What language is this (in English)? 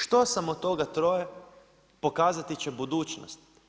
Croatian